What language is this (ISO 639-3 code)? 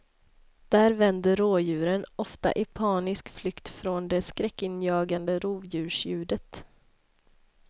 swe